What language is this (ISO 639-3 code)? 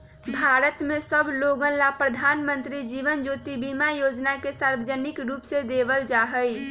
mag